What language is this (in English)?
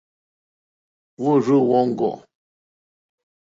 Mokpwe